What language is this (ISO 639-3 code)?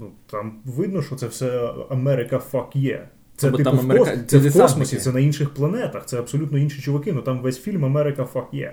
ukr